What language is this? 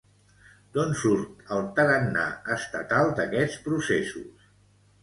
Catalan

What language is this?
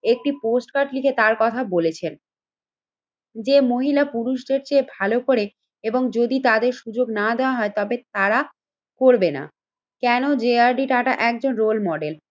Bangla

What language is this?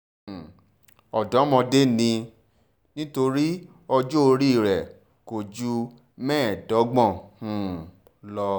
Yoruba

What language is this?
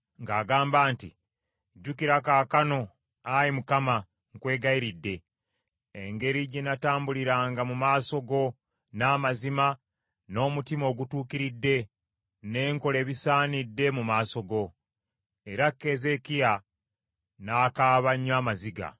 Ganda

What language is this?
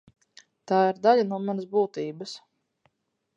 Latvian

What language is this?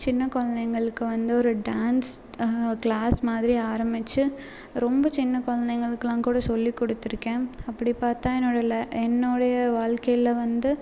Tamil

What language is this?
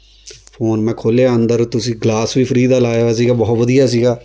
Punjabi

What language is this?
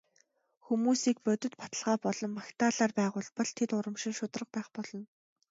Mongolian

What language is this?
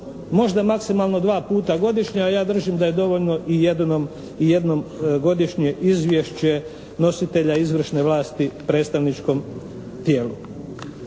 Croatian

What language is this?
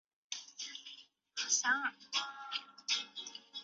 Chinese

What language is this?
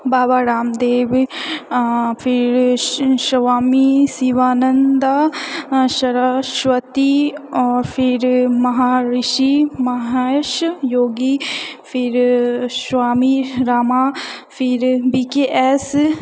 Maithili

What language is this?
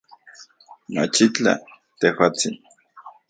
Central Puebla Nahuatl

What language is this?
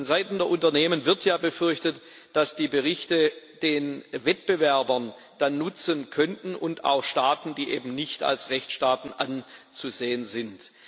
German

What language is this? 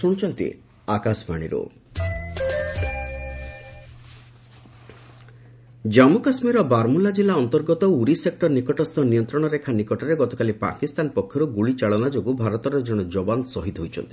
Odia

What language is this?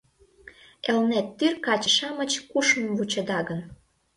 Mari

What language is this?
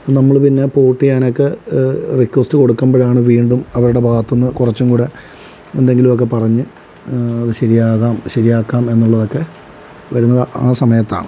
Malayalam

